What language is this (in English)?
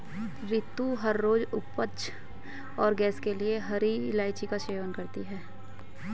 Hindi